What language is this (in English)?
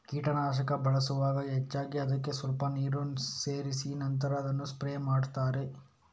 Kannada